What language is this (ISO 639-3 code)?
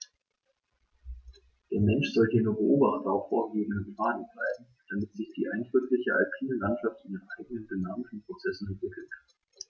deu